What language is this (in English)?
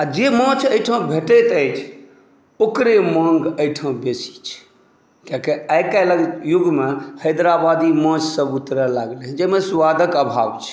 Maithili